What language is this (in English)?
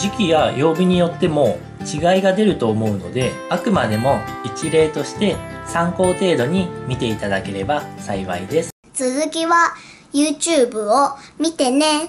Japanese